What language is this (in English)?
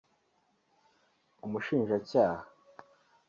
Kinyarwanda